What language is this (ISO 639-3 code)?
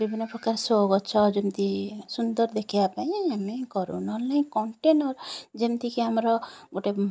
ori